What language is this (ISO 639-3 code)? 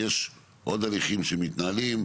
heb